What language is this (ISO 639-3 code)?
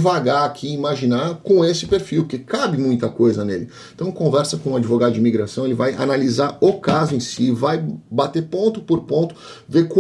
por